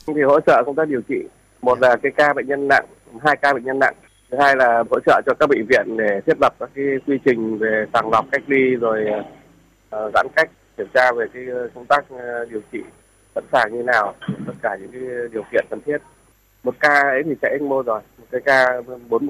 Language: Vietnamese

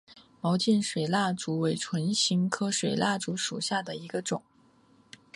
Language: Chinese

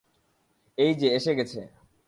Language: Bangla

